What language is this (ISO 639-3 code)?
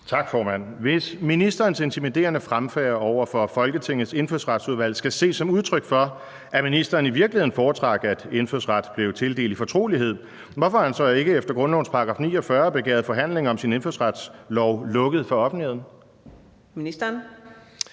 dan